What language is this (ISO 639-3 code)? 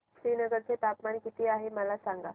mar